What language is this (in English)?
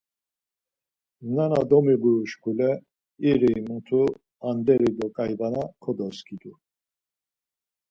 Laz